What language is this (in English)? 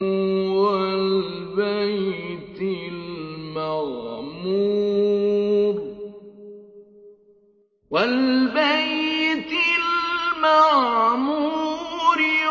Arabic